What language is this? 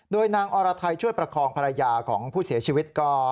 Thai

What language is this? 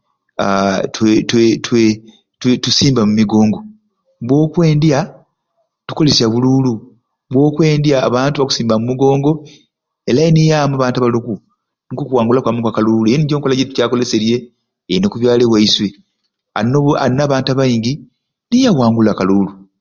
Ruuli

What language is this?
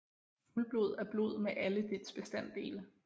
Danish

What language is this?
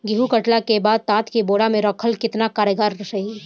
Bhojpuri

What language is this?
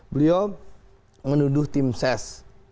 Indonesian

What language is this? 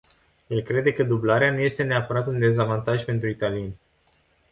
Romanian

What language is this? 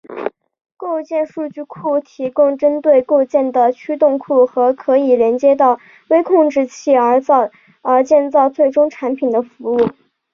Chinese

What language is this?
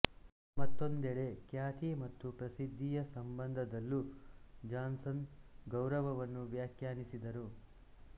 Kannada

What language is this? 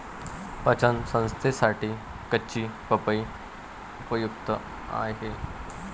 Marathi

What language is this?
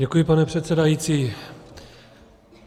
Czech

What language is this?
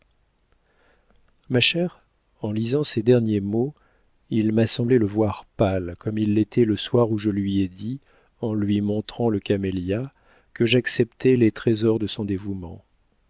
French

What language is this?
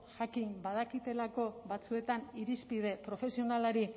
Basque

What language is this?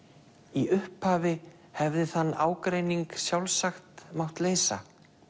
Icelandic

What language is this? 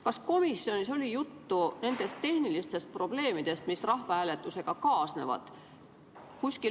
Estonian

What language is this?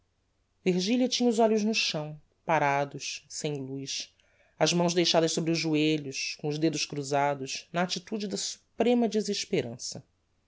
Portuguese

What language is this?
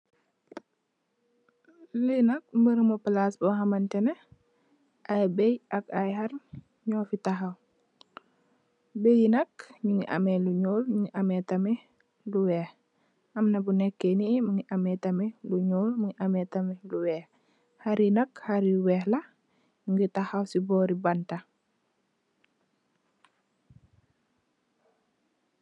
Wolof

